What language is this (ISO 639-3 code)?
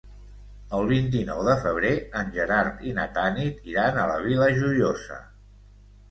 cat